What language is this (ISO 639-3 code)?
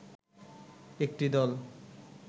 ben